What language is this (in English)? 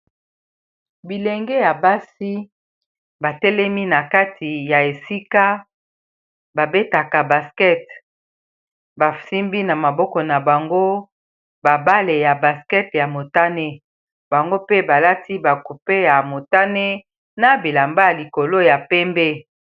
Lingala